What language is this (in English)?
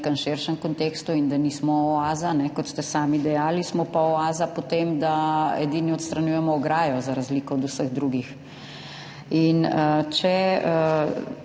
Slovenian